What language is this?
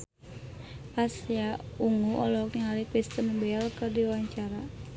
Sundanese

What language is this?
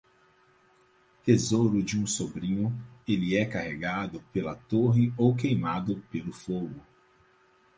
Portuguese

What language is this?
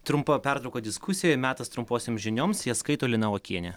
Lithuanian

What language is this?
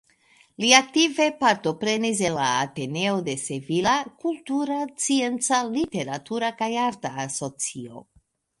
Esperanto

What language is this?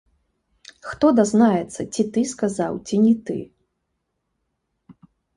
Belarusian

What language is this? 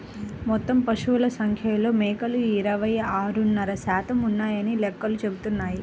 Telugu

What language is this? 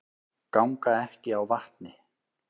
Icelandic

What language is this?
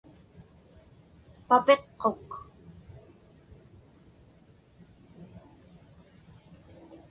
Inupiaq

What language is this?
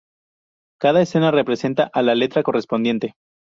Spanish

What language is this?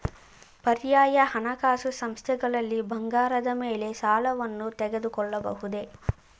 Kannada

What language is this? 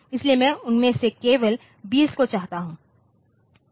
Hindi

